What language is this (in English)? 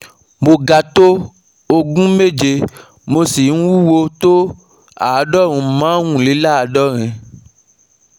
Yoruba